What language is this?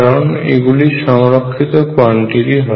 Bangla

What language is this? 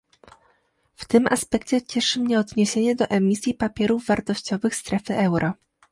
Polish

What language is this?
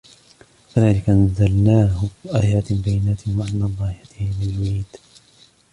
Arabic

